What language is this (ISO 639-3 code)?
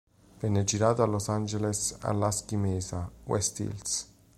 ita